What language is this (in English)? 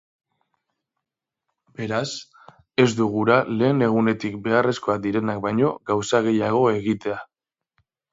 Basque